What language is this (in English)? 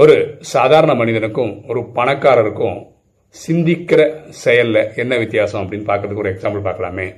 Tamil